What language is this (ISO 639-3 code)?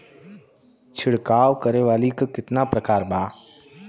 bho